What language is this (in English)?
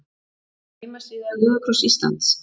Icelandic